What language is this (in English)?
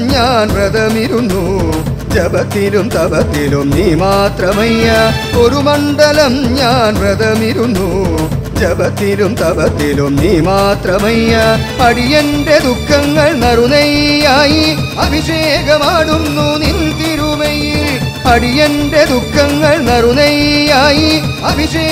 Malayalam